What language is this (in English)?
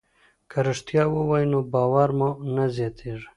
Pashto